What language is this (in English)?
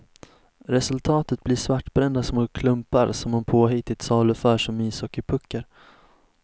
Swedish